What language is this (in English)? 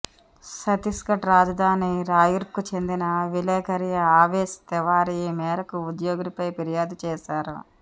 Telugu